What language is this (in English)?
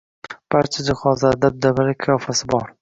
Uzbek